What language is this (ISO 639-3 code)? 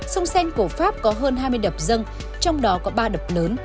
vie